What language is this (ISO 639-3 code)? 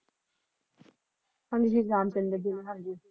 pan